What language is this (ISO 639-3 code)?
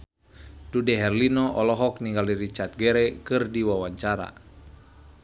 sun